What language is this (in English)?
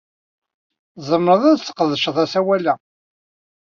Kabyle